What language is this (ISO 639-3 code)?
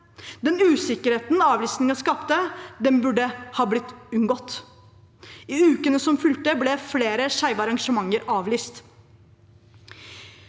nor